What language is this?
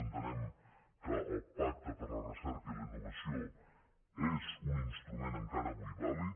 Catalan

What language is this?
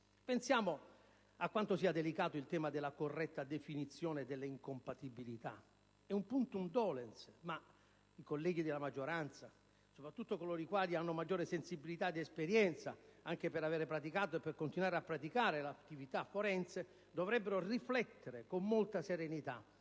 Italian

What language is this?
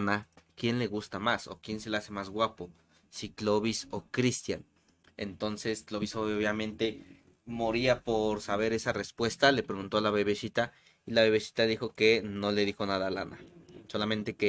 Spanish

